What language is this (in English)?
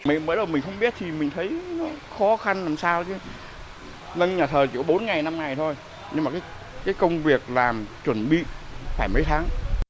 Vietnamese